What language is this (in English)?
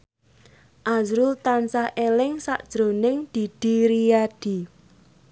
Javanese